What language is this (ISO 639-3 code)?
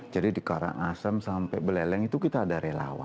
ind